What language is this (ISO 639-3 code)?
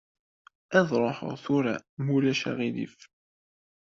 kab